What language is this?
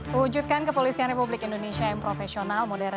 Indonesian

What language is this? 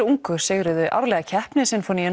Icelandic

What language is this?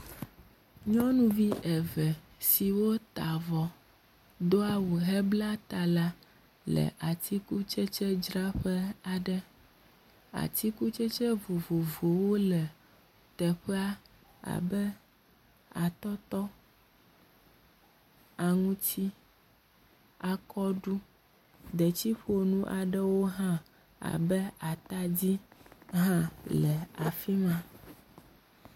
Ewe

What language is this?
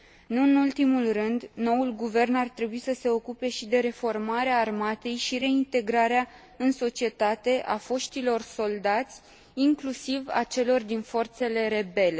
Romanian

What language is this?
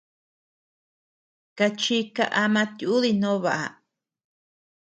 Tepeuxila Cuicatec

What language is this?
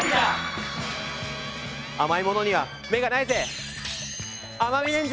Japanese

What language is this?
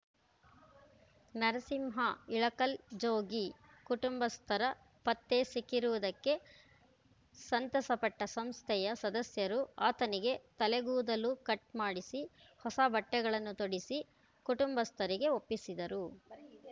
Kannada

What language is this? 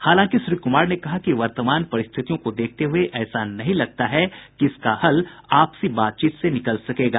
Hindi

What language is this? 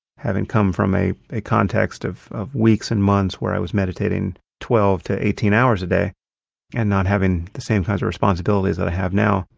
English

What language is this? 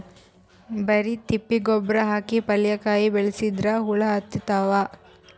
Kannada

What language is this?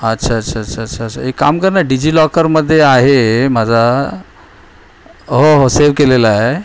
Marathi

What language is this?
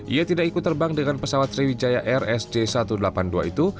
Indonesian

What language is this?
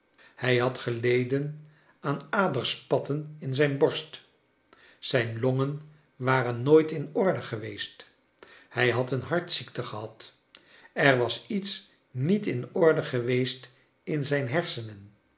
Dutch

